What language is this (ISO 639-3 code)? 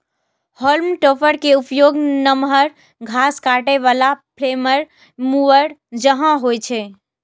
mai